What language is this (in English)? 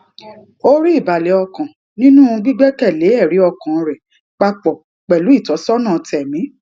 Yoruba